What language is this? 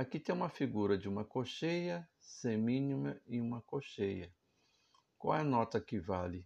Portuguese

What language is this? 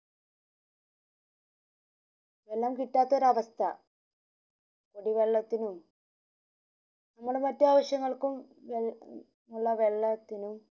Malayalam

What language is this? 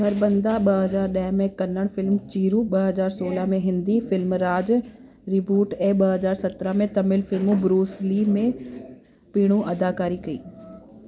Sindhi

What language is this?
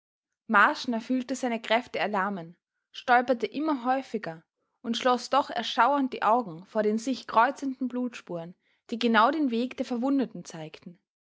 German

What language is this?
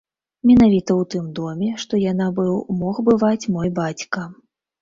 Belarusian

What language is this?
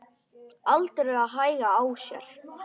Icelandic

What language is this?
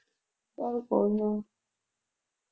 Punjabi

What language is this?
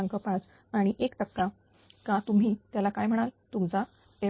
Marathi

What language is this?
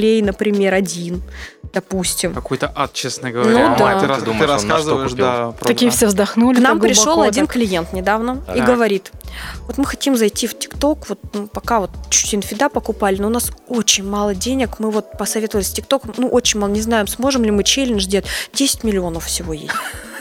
Russian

